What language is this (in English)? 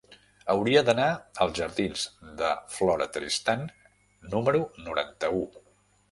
Catalan